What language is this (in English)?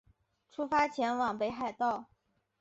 Chinese